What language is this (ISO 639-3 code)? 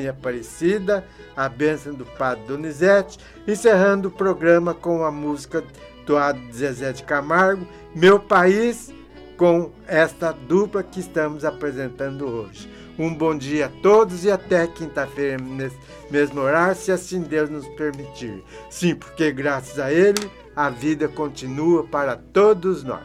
por